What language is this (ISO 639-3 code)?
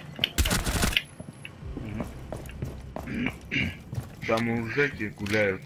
rus